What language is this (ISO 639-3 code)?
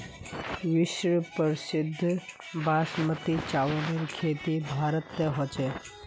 mag